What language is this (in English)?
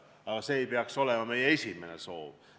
Estonian